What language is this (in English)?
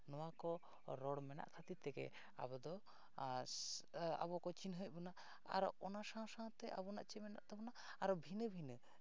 Santali